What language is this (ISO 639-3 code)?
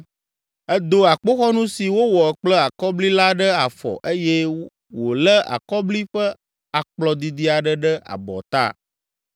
ewe